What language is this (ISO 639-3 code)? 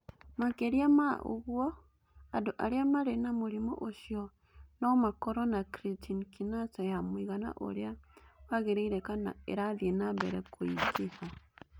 kik